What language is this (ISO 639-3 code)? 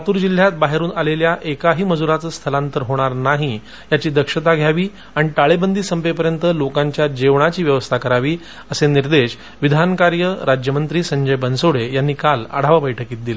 mar